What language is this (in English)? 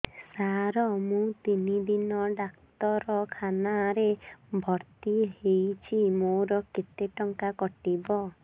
Odia